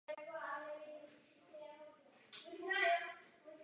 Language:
Czech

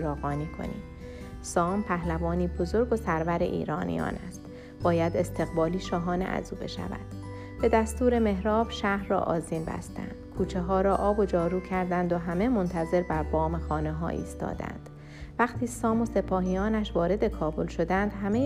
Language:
Persian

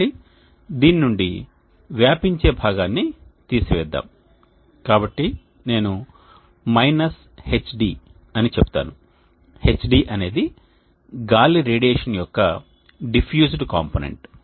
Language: Telugu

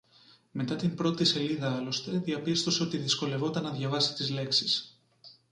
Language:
Greek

